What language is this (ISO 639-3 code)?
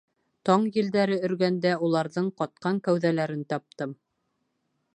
bak